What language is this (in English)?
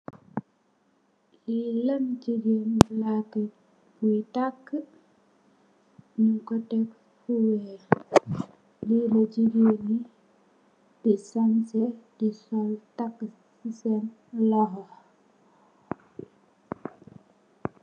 Wolof